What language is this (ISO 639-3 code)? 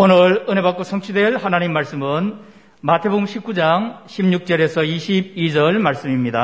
kor